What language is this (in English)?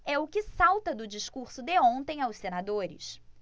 Portuguese